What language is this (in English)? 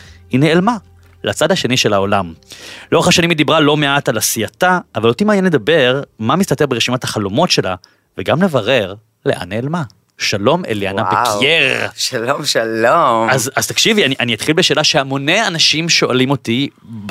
Hebrew